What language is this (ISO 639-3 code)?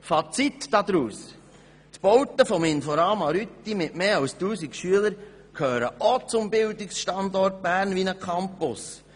gsw